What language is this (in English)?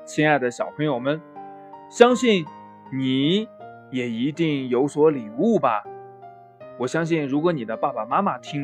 Chinese